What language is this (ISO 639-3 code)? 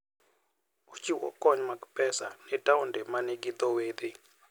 luo